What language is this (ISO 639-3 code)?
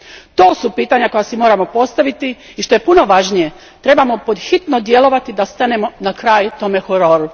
hrv